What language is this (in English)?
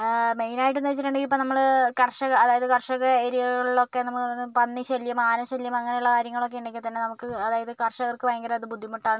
Malayalam